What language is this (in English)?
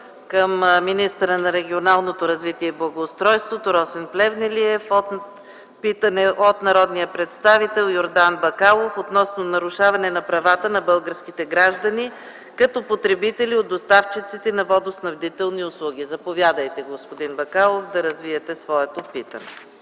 Bulgarian